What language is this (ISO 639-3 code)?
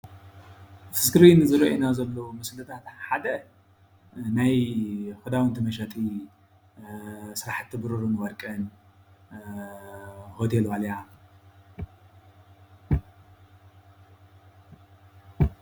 tir